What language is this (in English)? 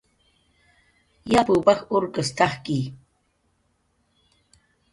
Jaqaru